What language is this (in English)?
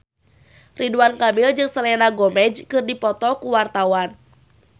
Sundanese